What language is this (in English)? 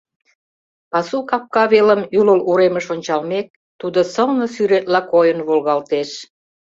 Mari